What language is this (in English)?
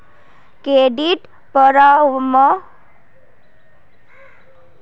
Magahi